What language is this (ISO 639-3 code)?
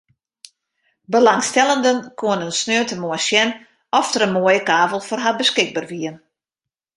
fry